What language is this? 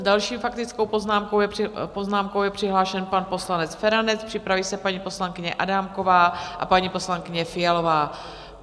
Czech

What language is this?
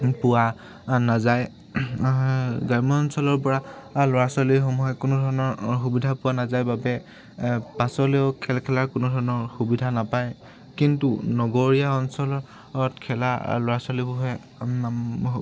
Assamese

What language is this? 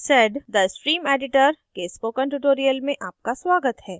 Hindi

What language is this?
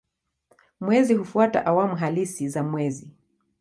Swahili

